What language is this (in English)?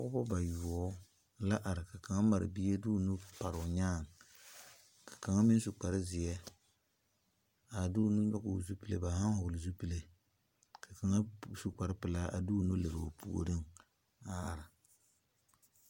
Southern Dagaare